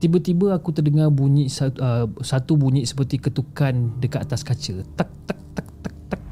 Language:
Malay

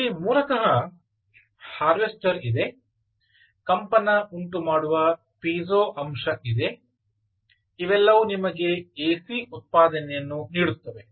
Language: Kannada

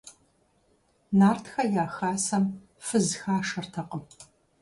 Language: Kabardian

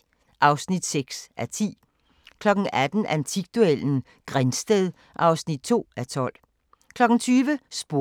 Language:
Danish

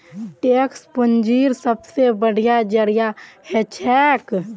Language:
Magahi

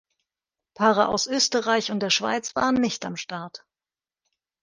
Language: German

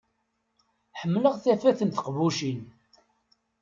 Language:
Kabyle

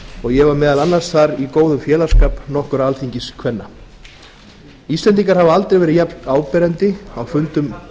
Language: Icelandic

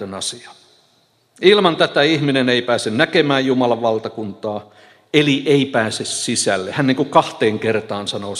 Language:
Finnish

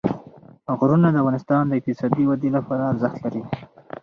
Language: Pashto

